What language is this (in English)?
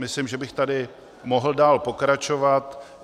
Czech